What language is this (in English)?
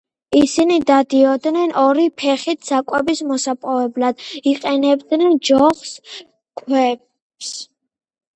Georgian